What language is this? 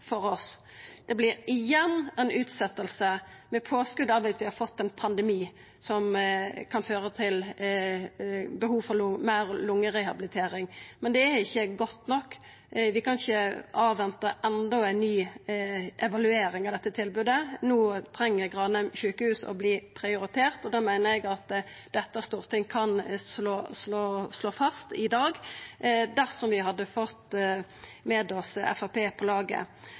Norwegian Nynorsk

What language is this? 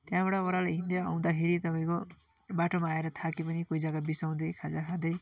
Nepali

